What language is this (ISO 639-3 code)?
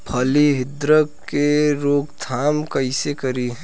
bho